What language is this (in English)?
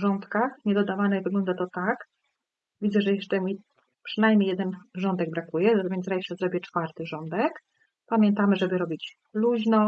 Polish